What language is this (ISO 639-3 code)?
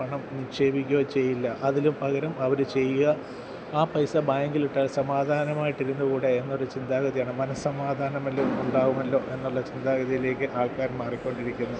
mal